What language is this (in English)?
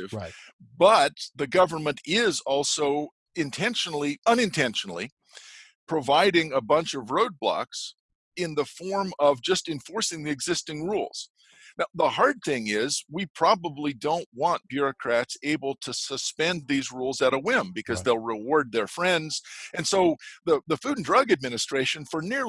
English